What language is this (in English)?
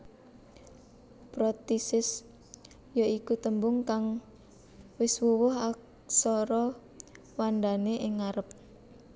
Javanese